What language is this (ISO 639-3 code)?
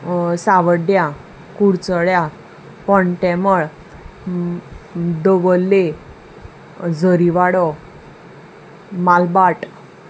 kok